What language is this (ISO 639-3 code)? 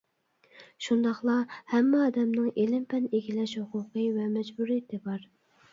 uig